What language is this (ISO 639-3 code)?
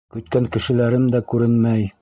bak